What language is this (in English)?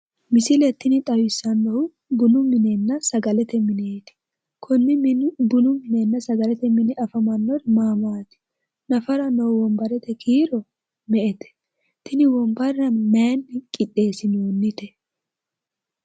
Sidamo